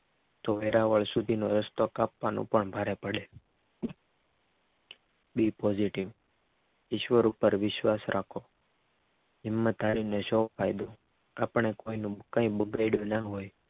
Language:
Gujarati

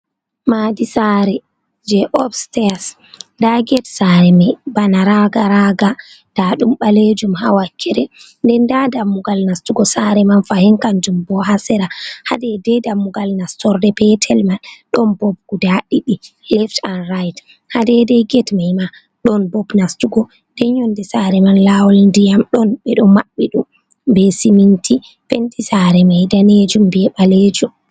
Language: Fula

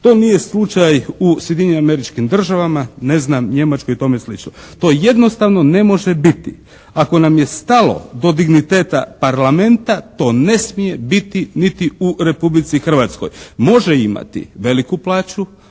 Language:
Croatian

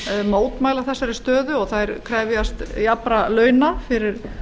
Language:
Icelandic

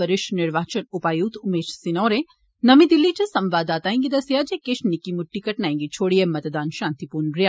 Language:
Dogri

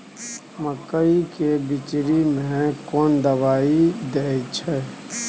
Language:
Maithili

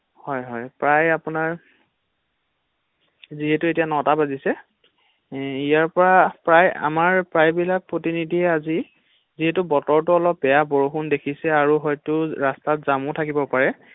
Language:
Assamese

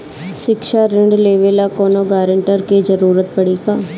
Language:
Bhojpuri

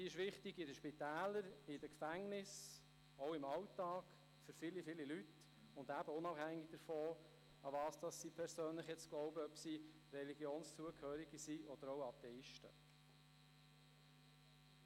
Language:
Swiss German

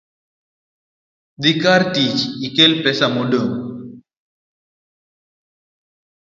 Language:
Luo (Kenya and Tanzania)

